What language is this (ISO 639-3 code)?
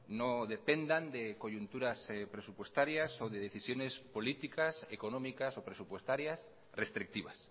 spa